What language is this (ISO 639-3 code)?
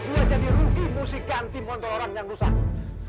ind